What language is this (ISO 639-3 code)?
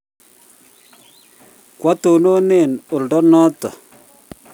kln